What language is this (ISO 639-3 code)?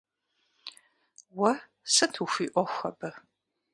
kbd